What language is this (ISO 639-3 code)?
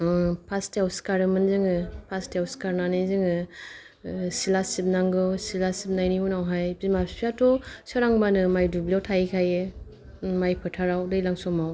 brx